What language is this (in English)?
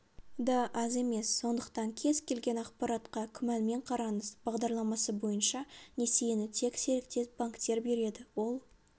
Kazakh